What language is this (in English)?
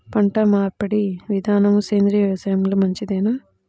Telugu